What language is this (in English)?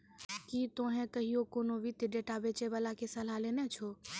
Maithili